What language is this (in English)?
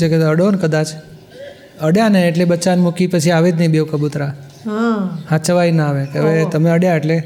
Gujarati